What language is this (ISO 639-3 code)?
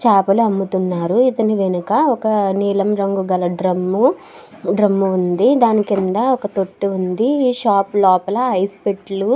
tel